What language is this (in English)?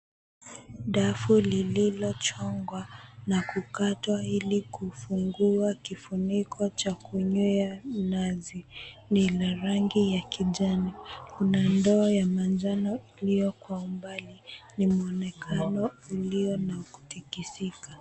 Swahili